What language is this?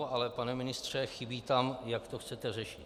Czech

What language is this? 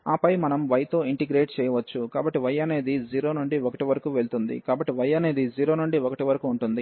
Telugu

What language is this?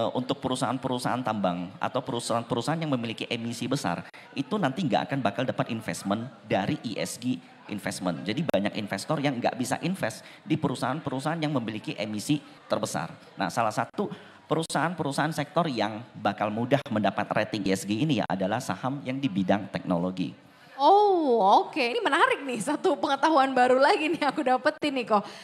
Indonesian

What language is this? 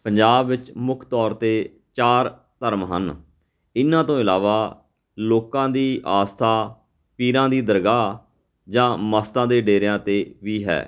Punjabi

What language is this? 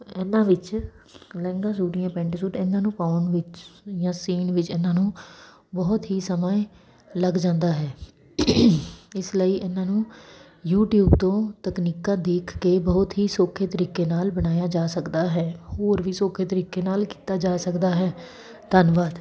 Punjabi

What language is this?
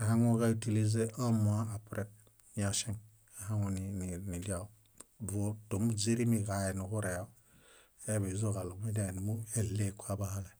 Bayot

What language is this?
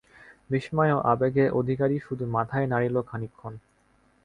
Bangla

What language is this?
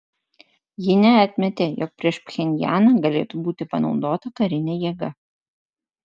Lithuanian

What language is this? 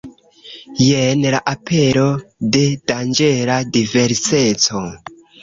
Esperanto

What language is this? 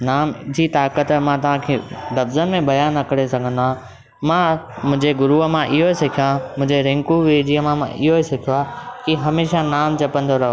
Sindhi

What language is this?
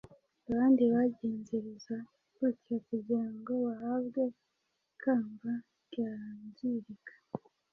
Kinyarwanda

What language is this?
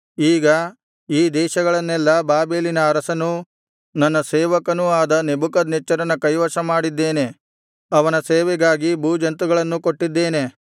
Kannada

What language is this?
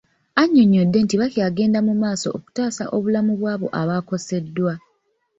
Ganda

